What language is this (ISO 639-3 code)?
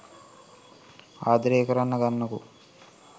sin